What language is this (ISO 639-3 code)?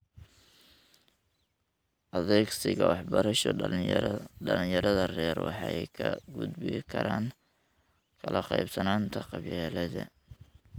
som